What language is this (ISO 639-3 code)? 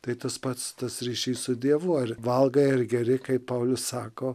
lit